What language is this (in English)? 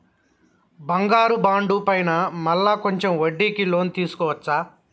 Telugu